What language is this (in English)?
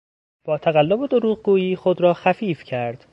Persian